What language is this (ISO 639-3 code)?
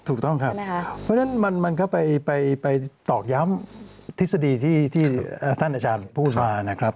tha